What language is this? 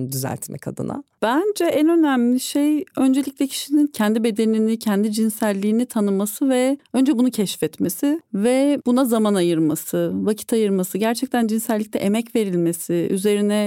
Turkish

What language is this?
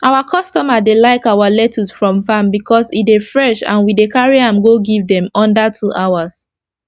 Nigerian Pidgin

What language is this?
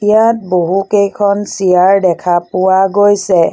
Assamese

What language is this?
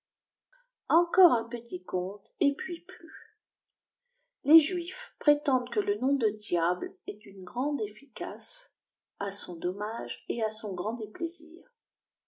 French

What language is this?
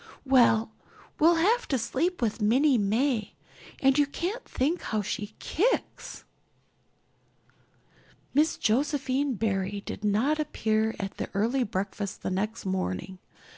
English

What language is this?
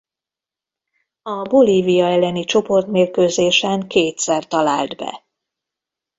Hungarian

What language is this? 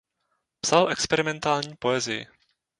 Czech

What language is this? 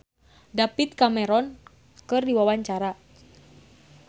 Sundanese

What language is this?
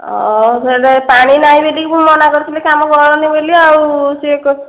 Odia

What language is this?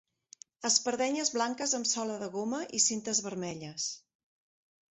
Catalan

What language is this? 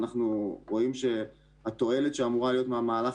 Hebrew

